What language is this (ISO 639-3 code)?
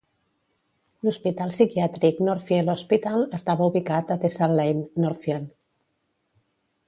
cat